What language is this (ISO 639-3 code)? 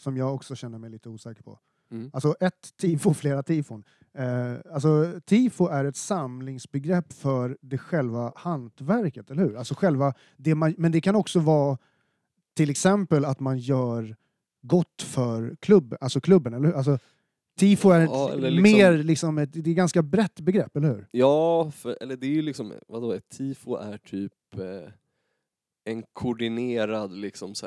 swe